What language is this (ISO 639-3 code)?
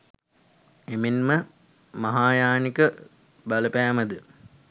sin